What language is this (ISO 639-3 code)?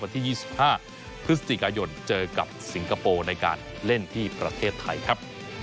tha